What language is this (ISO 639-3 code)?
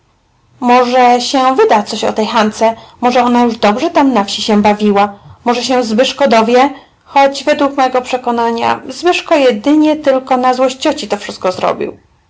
pol